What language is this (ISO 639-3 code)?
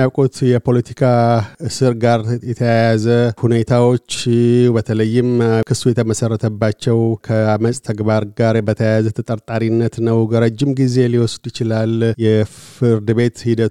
amh